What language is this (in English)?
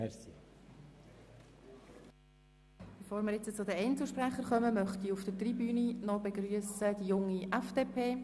Swiss German